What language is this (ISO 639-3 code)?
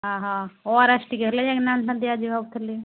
ori